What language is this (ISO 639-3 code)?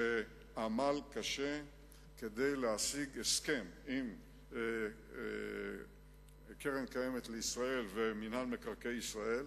heb